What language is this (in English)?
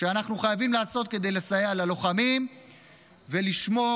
Hebrew